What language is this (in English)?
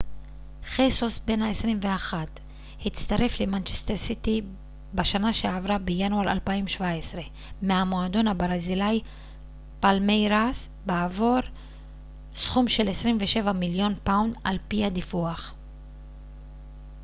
Hebrew